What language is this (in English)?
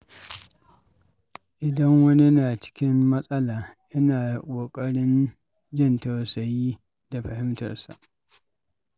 Hausa